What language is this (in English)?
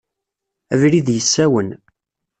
Kabyle